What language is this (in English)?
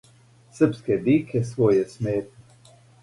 Serbian